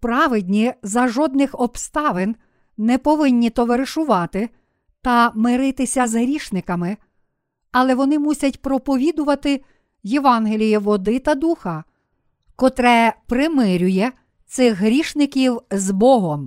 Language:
Ukrainian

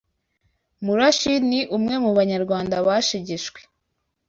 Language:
Kinyarwanda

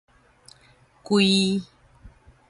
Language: Min Nan Chinese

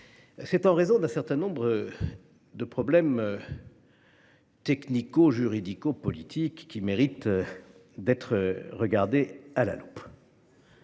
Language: French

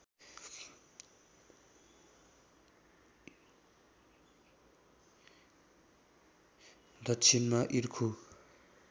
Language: Nepali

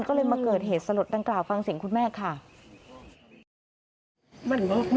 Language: Thai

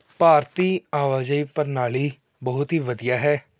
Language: Punjabi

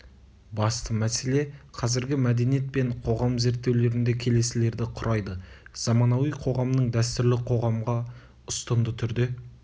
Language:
Kazakh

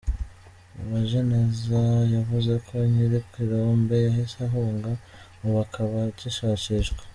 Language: Kinyarwanda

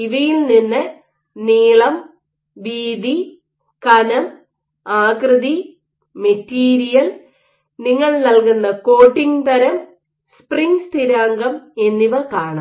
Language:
Malayalam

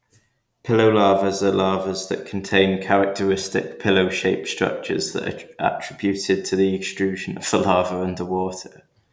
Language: English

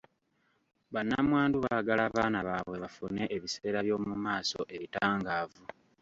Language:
Ganda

